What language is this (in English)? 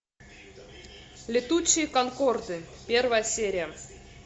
Russian